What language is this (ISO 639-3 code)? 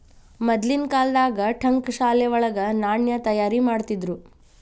kan